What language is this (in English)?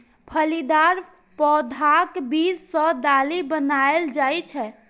Maithili